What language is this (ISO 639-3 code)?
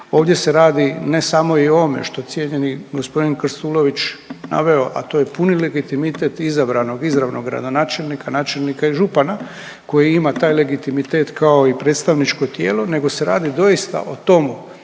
hrv